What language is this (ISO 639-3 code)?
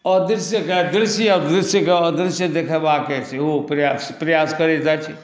mai